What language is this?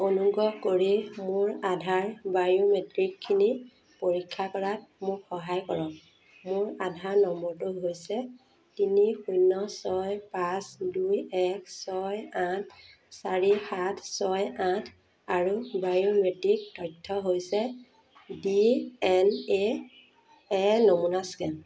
Assamese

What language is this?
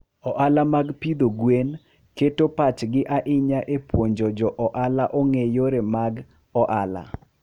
Luo (Kenya and Tanzania)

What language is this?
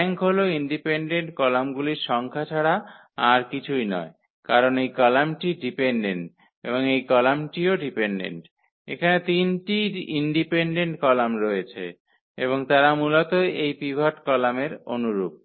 Bangla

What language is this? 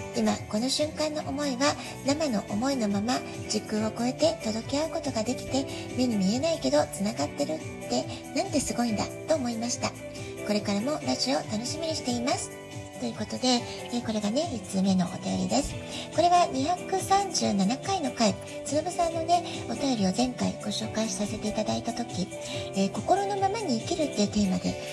Japanese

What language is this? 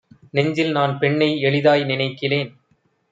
Tamil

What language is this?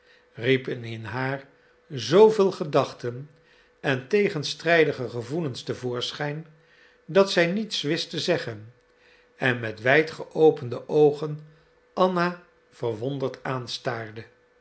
Dutch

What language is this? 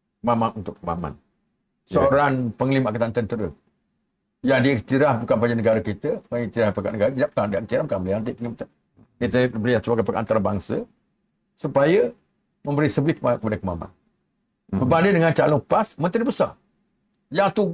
Malay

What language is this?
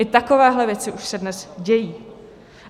Czech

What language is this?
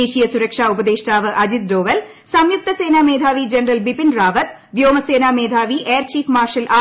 Malayalam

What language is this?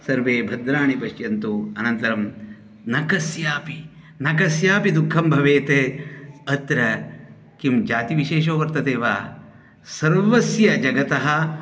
Sanskrit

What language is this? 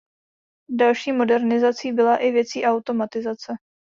Czech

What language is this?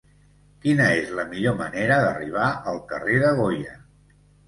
Catalan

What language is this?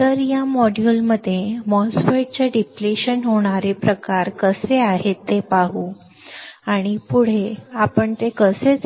Marathi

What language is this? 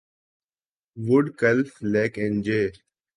Urdu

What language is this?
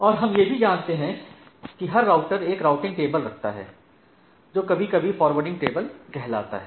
Hindi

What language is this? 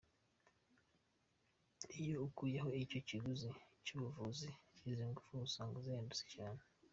Kinyarwanda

